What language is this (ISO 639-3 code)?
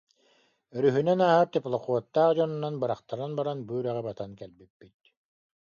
sah